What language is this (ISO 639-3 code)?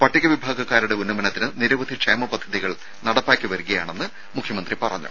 mal